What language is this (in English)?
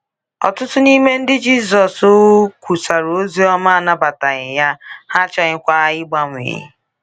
Igbo